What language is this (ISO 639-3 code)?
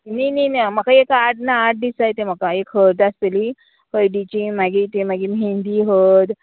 kok